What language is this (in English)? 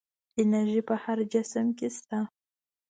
Pashto